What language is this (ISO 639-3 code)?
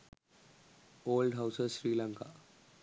sin